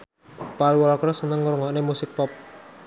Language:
Javanese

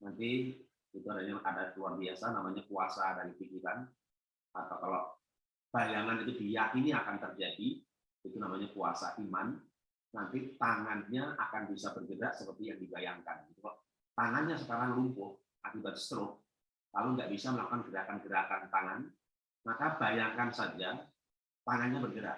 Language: Indonesian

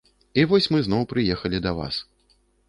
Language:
Belarusian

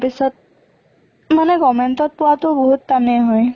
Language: Assamese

